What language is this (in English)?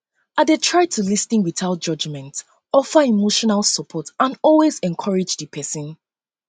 Nigerian Pidgin